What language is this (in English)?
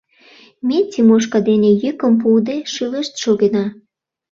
Mari